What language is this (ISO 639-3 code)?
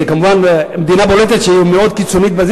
heb